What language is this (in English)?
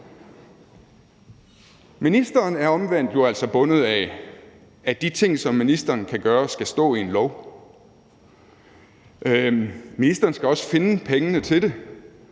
Danish